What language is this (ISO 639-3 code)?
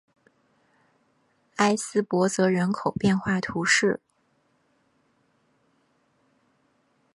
zho